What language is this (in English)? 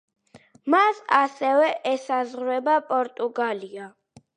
Georgian